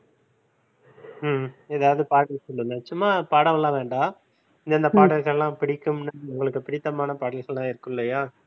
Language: Tamil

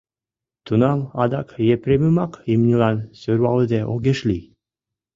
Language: Mari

